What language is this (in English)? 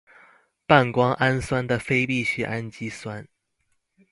Chinese